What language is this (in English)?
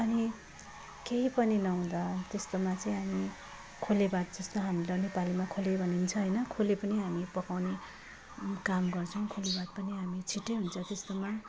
Nepali